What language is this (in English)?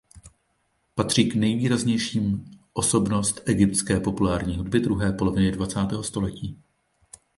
Czech